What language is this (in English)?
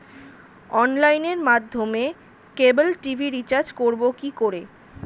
Bangla